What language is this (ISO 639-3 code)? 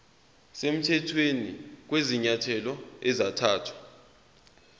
zul